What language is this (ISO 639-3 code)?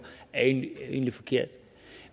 dan